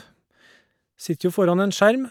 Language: Norwegian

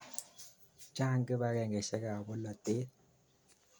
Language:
Kalenjin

